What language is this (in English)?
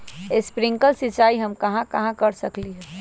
Magahi